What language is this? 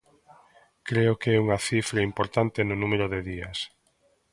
Galician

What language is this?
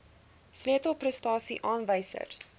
Afrikaans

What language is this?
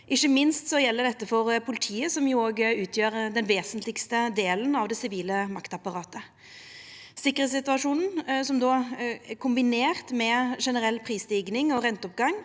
Norwegian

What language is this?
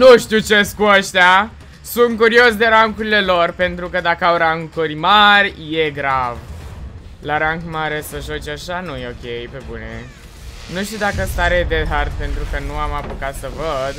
Romanian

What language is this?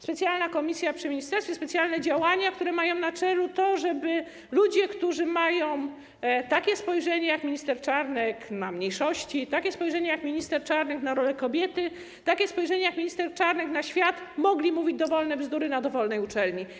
Polish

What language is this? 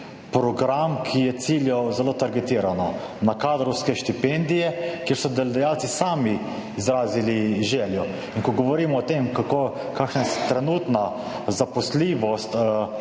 Slovenian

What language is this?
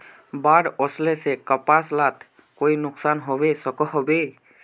Magahi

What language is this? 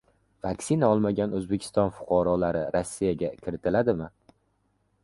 Uzbek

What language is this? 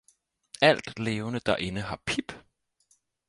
Danish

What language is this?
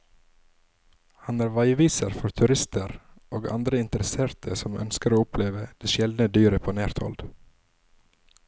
Norwegian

